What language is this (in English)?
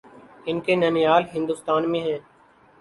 Urdu